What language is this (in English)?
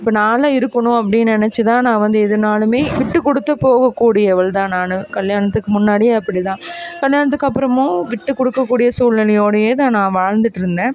Tamil